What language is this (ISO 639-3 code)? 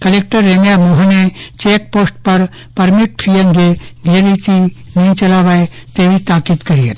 guj